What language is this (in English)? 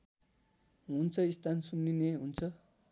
Nepali